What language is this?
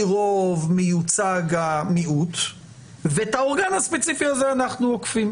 Hebrew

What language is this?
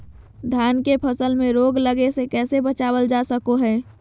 Magahi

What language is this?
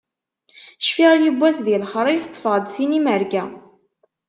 Kabyle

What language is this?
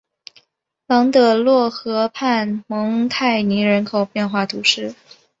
Chinese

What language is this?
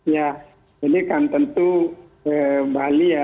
Indonesian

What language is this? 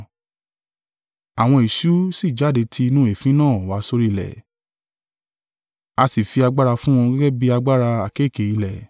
Yoruba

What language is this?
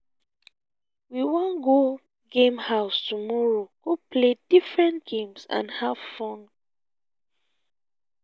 Nigerian Pidgin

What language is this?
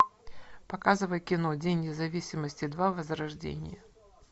Russian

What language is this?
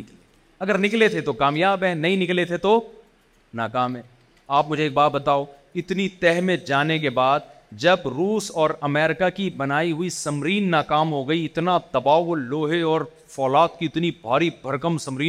Urdu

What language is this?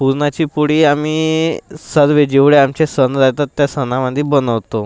Marathi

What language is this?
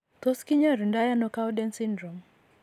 Kalenjin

